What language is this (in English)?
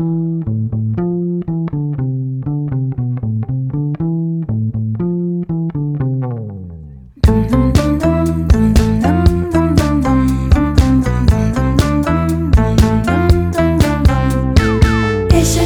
Ukrainian